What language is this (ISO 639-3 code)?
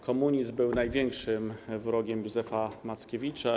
pol